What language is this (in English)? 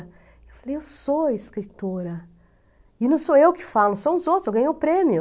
Portuguese